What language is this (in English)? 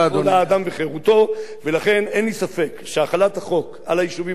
Hebrew